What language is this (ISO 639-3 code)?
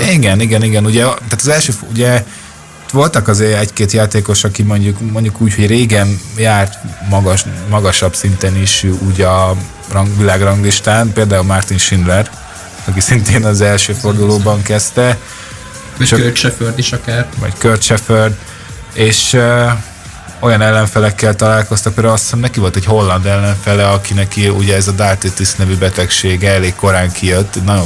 hun